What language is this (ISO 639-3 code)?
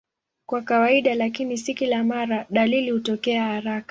swa